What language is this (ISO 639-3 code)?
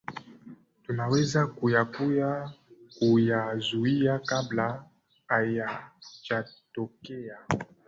swa